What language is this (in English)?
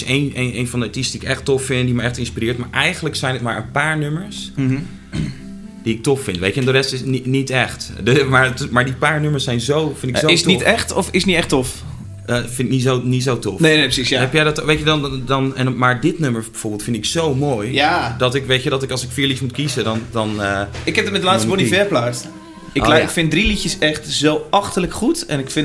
Dutch